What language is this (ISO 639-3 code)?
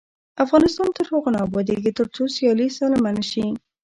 pus